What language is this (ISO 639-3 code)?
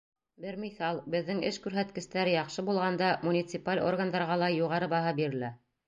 bak